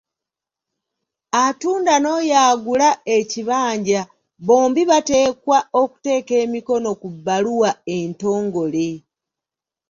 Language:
Ganda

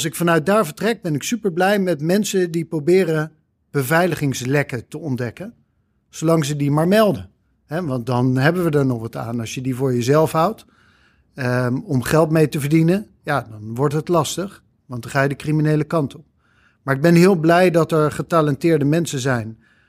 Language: Dutch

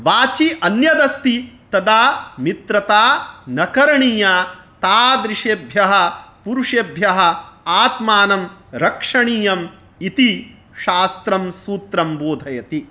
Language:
Sanskrit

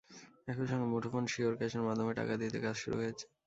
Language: Bangla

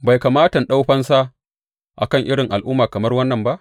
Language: Hausa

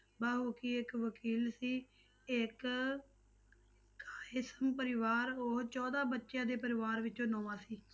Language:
Punjabi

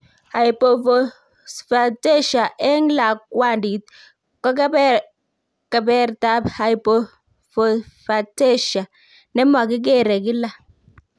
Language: Kalenjin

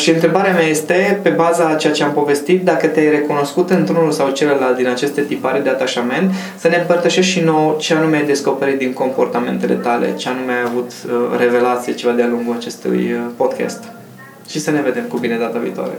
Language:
Romanian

